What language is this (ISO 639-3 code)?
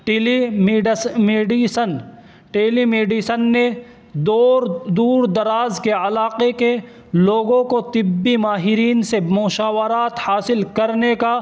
urd